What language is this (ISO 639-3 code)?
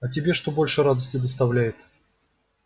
rus